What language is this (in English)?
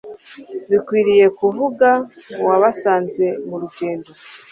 Kinyarwanda